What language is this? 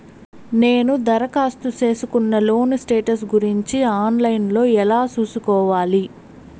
Telugu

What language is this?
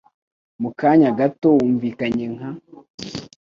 Kinyarwanda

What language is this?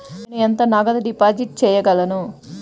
Telugu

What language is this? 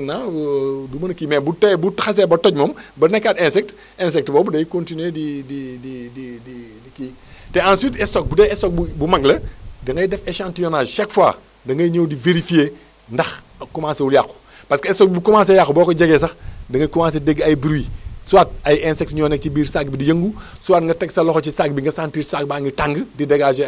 Wolof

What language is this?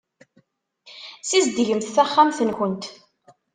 Kabyle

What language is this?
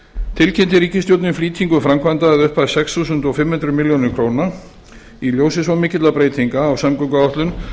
Icelandic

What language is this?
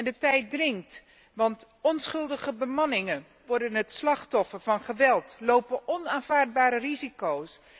Dutch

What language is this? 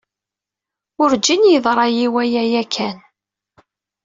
Kabyle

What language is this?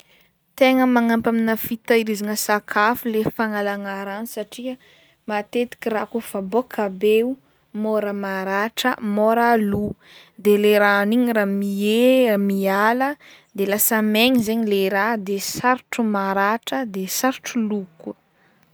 Northern Betsimisaraka Malagasy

